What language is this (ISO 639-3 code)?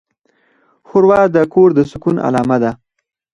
pus